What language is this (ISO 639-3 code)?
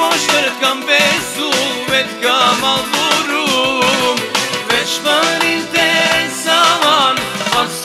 ron